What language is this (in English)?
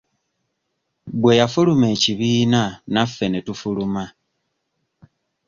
Ganda